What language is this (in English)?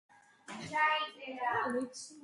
Georgian